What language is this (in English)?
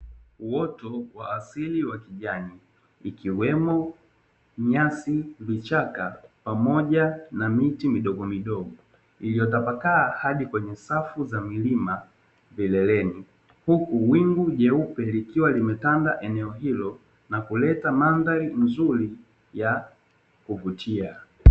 Swahili